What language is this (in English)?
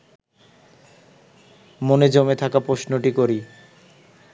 Bangla